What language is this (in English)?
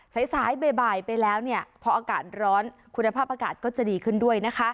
Thai